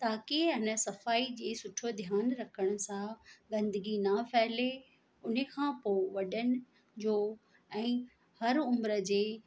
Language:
Sindhi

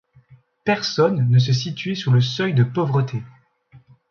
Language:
French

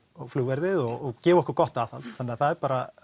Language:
Icelandic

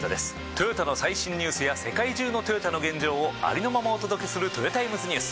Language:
Japanese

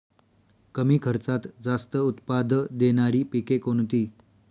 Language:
Marathi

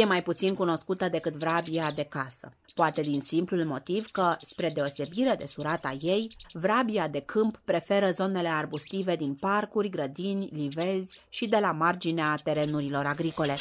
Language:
Romanian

